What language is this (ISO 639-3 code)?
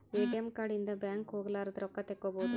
kan